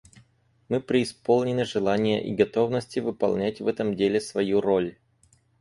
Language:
Russian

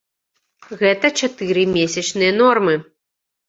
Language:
Belarusian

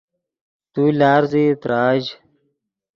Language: Yidgha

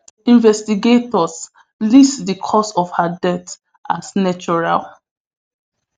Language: Nigerian Pidgin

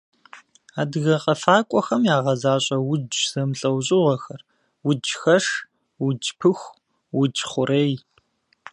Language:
Kabardian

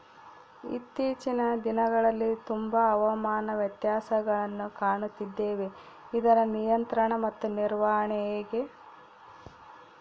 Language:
Kannada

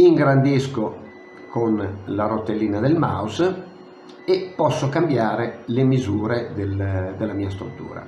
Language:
Italian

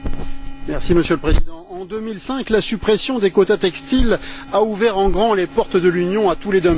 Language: French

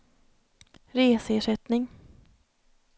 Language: Swedish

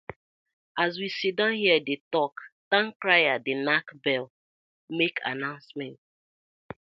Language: Nigerian Pidgin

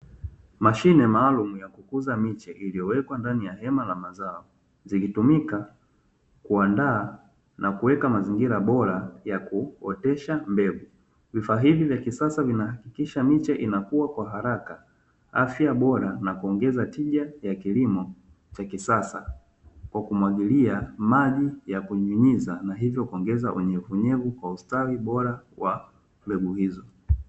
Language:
Swahili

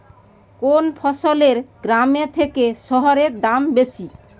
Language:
Bangla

